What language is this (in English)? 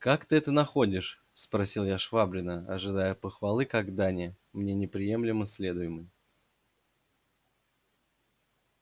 Russian